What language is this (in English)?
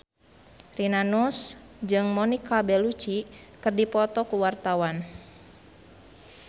Sundanese